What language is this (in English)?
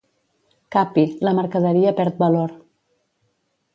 Catalan